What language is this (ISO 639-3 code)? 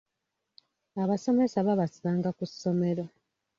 lug